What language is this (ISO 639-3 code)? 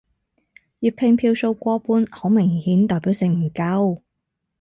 yue